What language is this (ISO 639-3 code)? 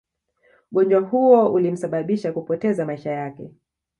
swa